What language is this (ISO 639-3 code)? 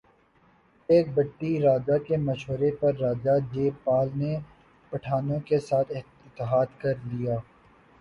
urd